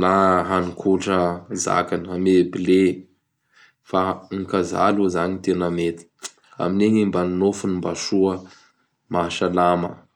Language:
Bara Malagasy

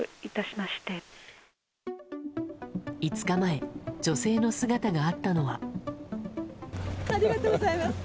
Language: Japanese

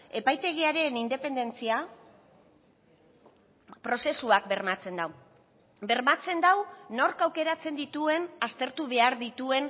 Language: Basque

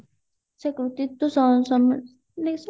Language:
Odia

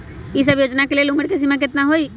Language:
Magahi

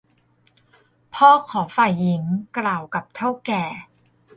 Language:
Thai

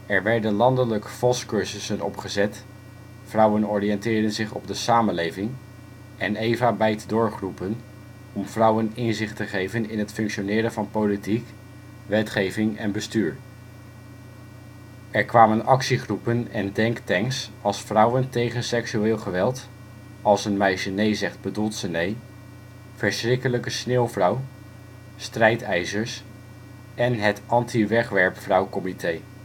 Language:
Dutch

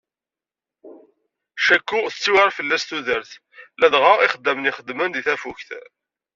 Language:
Kabyle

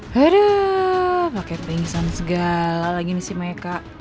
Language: Indonesian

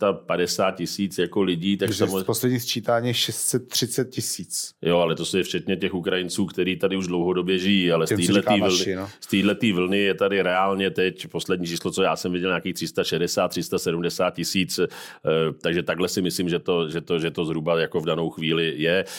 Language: Czech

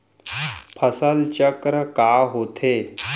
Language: Chhattisgarhi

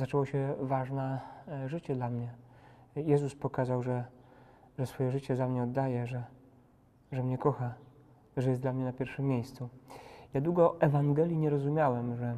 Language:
Polish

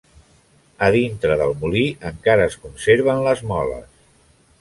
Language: Catalan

